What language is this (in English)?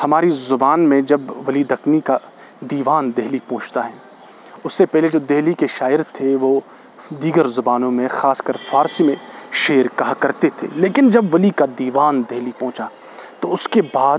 Urdu